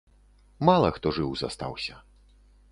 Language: Belarusian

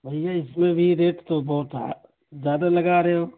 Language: Urdu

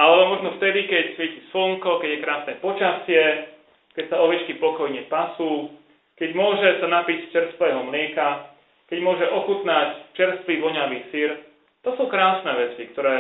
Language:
Slovak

